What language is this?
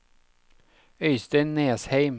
Norwegian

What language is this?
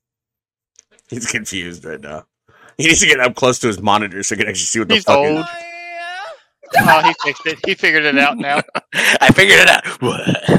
English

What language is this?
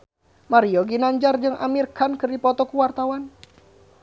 Sundanese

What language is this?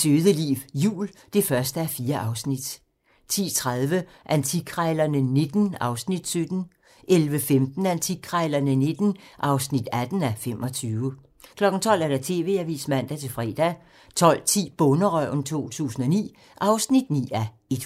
Danish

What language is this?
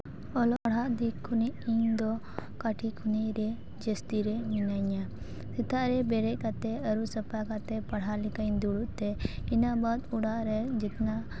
Santali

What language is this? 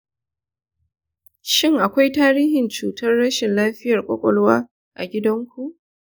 Hausa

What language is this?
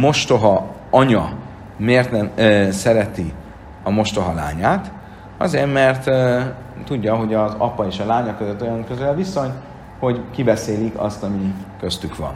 Hungarian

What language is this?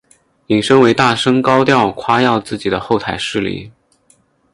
Chinese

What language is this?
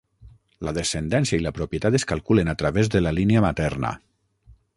Catalan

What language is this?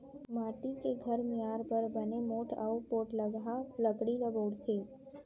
Chhattisgarhi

